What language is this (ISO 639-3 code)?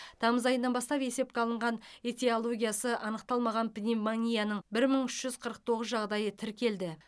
kaz